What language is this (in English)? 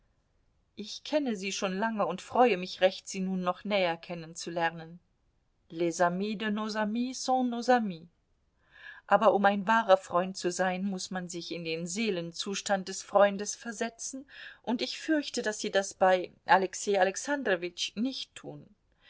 German